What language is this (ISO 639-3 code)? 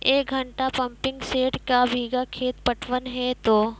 mai